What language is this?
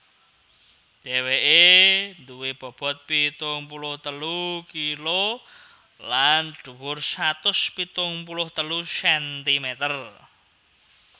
Javanese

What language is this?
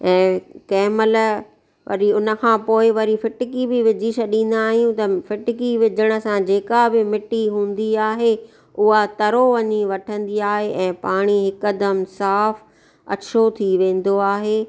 Sindhi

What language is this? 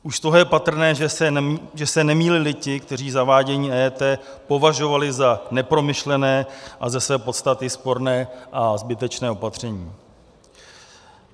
Czech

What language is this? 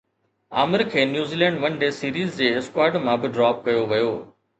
Sindhi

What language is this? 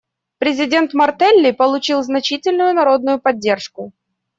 Russian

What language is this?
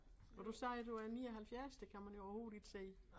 Danish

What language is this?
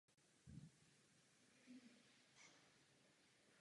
Czech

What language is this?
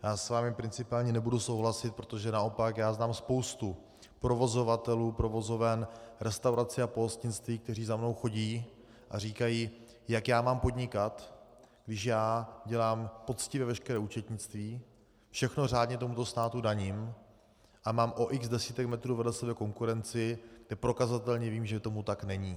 Czech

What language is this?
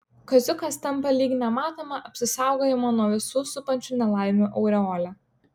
Lithuanian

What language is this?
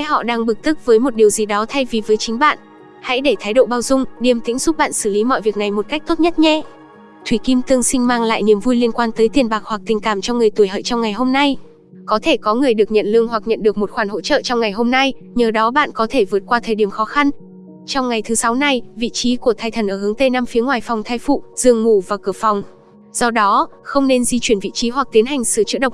Vietnamese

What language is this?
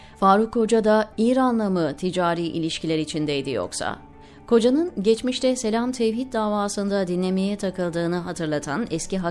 Turkish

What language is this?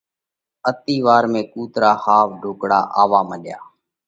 Parkari Koli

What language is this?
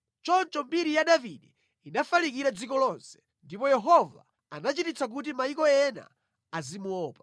Nyanja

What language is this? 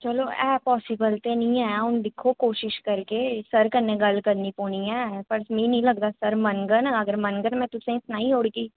Dogri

